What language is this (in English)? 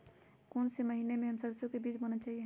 Magahi